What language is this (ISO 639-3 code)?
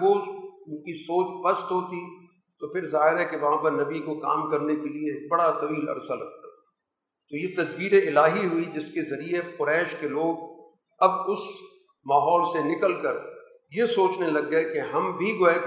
urd